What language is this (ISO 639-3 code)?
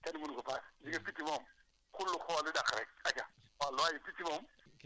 wol